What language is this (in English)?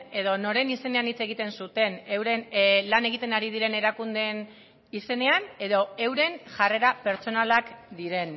Basque